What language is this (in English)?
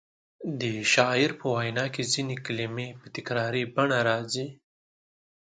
Pashto